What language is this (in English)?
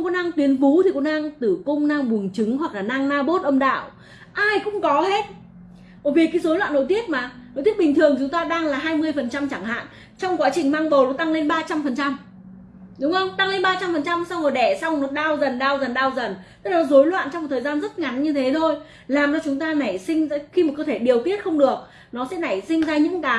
Vietnamese